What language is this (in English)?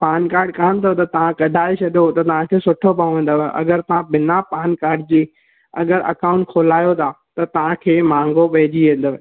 Sindhi